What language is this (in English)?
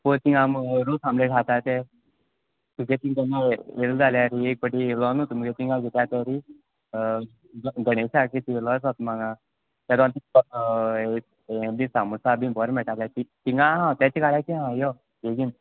Konkani